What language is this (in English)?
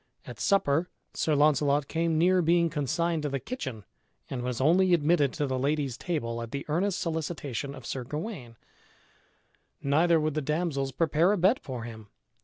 English